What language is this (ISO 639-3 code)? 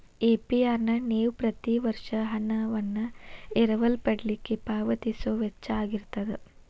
kan